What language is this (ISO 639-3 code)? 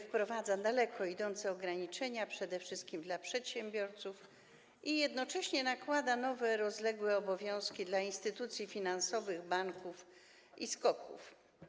pol